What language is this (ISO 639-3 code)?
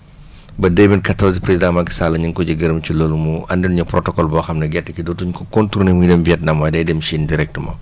wol